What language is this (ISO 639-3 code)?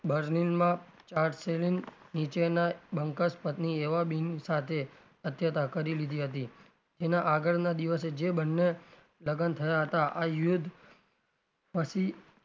guj